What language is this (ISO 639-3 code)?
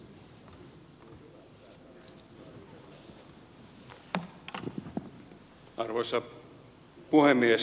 fin